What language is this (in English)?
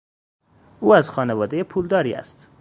Persian